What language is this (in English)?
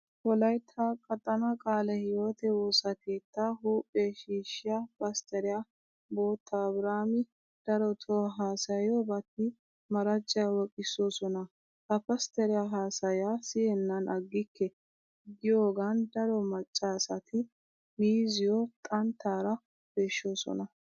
Wolaytta